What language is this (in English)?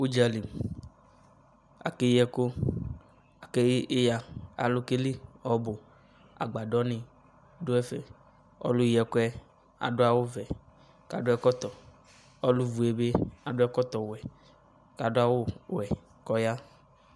Ikposo